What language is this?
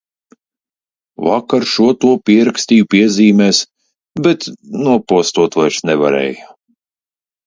Latvian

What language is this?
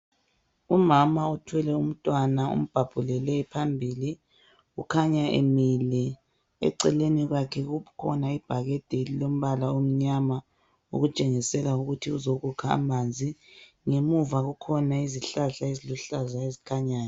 North Ndebele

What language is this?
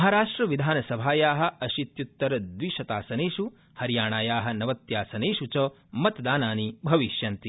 Sanskrit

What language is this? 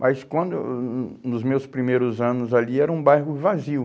Portuguese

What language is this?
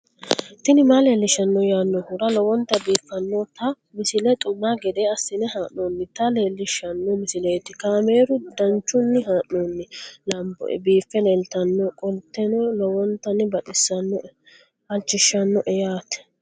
Sidamo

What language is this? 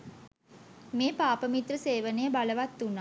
Sinhala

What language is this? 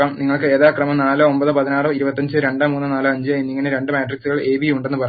Malayalam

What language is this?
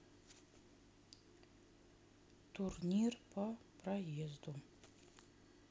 Russian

